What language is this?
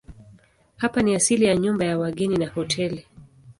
Swahili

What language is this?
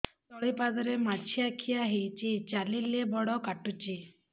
Odia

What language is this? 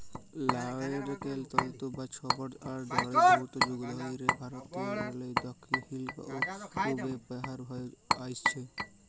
Bangla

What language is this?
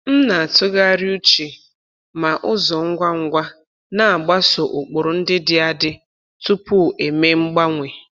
Igbo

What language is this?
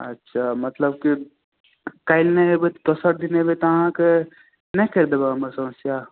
Maithili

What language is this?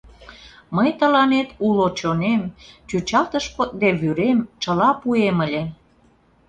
Mari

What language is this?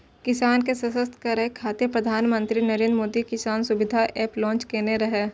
Maithili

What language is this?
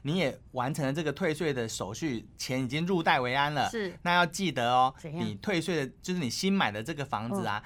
Chinese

